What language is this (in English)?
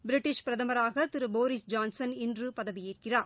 Tamil